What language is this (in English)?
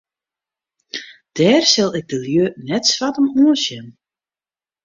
Western Frisian